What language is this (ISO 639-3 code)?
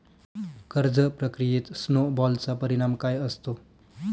mar